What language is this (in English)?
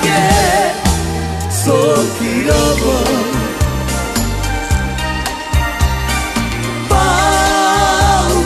Latvian